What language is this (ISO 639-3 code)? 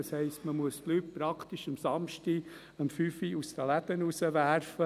gsw